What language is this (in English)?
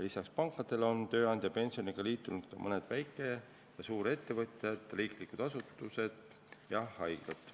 Estonian